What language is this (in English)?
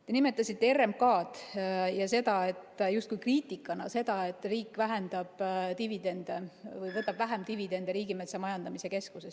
Estonian